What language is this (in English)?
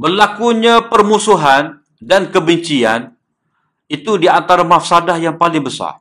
Malay